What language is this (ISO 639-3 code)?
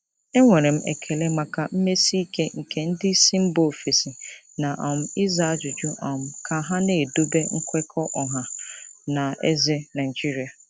ibo